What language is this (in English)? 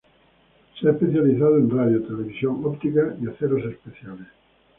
Spanish